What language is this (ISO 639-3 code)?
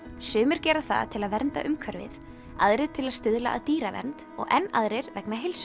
isl